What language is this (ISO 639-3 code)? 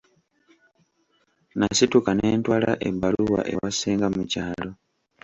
lug